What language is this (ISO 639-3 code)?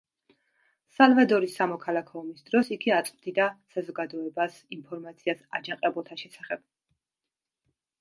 kat